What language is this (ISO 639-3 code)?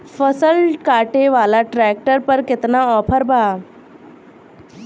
bho